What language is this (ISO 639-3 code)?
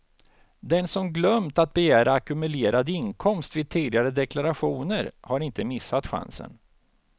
swe